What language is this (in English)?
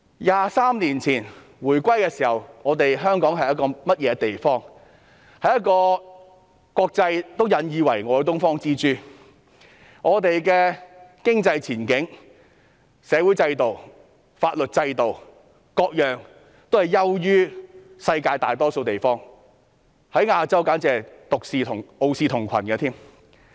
Cantonese